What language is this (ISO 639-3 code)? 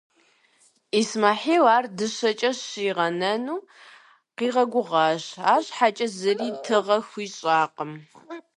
kbd